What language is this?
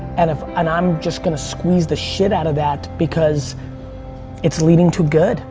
English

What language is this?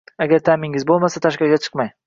Uzbek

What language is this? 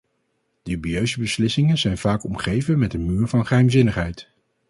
Dutch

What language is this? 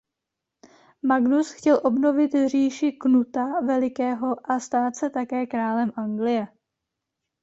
Czech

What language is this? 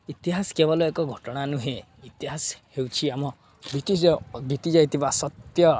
Odia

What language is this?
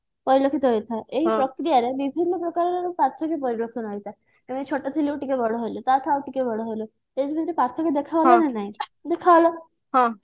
Odia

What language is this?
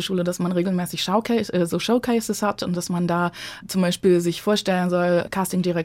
German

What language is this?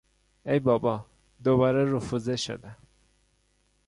Persian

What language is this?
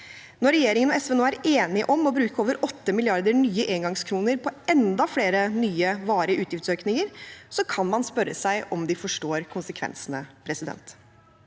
Norwegian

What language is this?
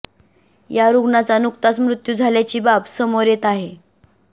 Marathi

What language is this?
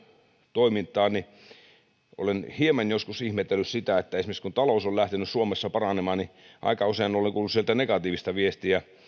Finnish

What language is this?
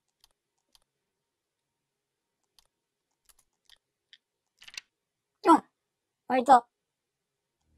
Japanese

